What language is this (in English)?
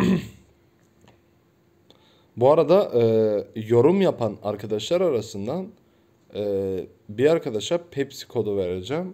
Turkish